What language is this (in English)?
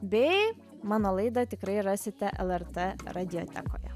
Lithuanian